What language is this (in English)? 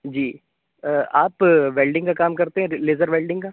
Urdu